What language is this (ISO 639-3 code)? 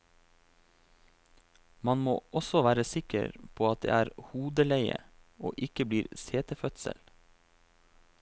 nor